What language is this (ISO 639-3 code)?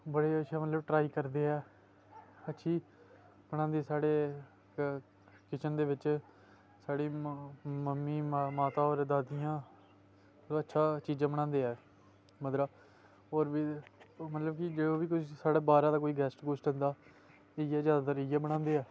doi